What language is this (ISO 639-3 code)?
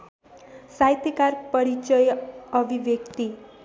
nep